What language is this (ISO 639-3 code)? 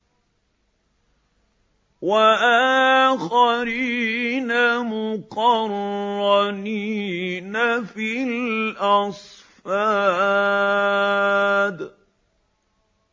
ara